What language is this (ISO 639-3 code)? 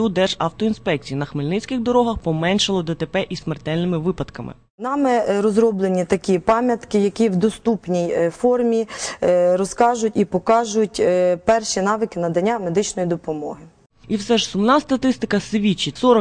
ukr